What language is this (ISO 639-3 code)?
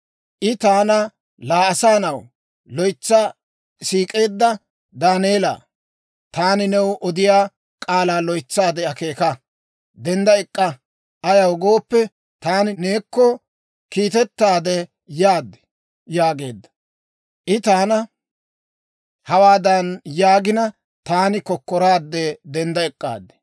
dwr